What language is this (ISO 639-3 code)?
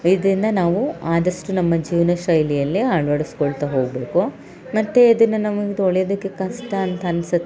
kan